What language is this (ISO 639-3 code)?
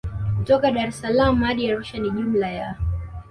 swa